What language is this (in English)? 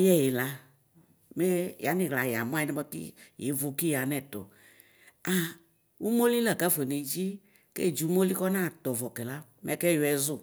Ikposo